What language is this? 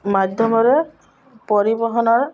Odia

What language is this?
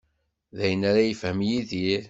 Kabyle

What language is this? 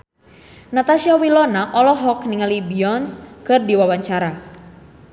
Sundanese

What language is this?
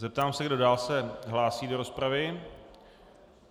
Czech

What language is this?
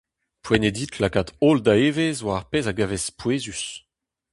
Breton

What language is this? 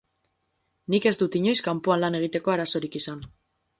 Basque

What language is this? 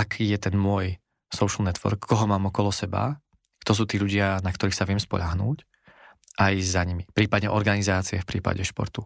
Slovak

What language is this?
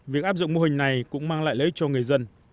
Vietnamese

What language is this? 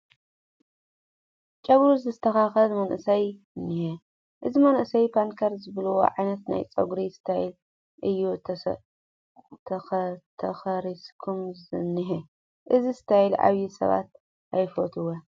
Tigrinya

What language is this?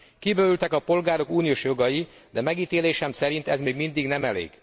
Hungarian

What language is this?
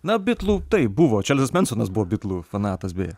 Lithuanian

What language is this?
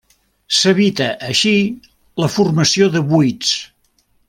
Catalan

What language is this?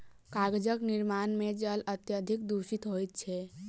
Maithili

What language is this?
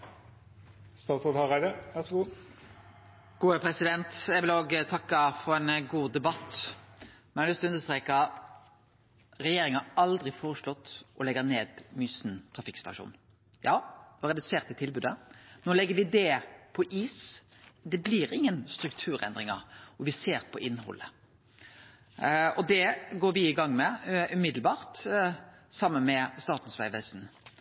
Norwegian Nynorsk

